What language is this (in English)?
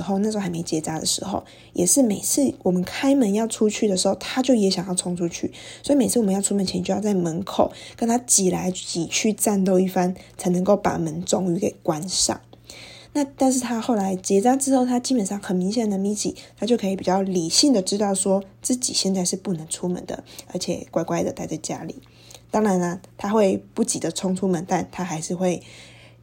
Chinese